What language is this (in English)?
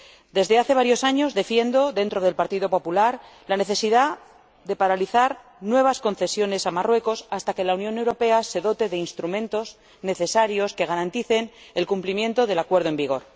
Spanish